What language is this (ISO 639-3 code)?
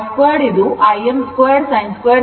kan